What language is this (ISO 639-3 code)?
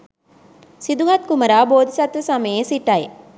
sin